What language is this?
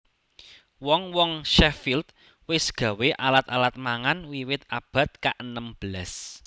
Javanese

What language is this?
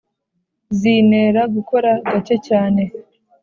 Kinyarwanda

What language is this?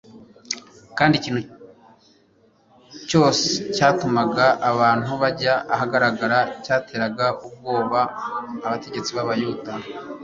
Kinyarwanda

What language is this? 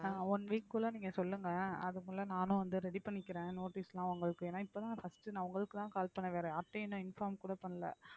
Tamil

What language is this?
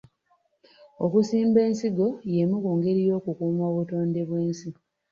Ganda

